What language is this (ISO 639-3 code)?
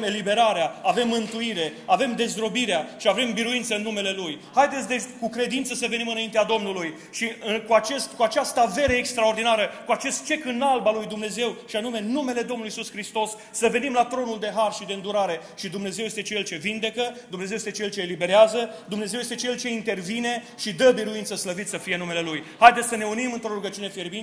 ron